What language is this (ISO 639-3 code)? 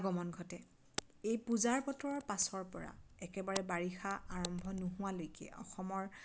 asm